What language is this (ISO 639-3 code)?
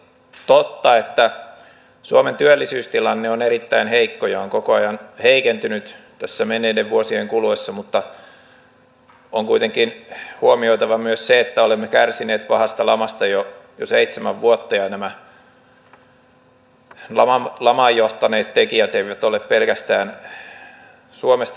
fin